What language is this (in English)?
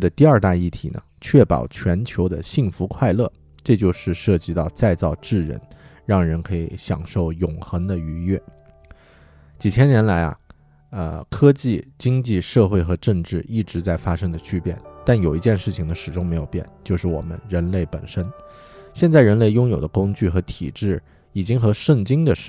Chinese